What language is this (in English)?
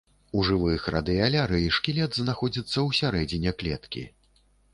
Belarusian